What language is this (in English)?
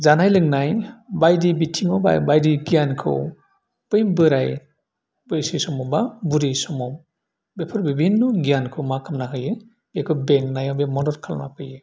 Bodo